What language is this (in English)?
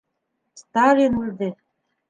Bashkir